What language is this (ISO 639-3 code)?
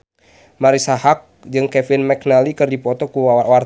sun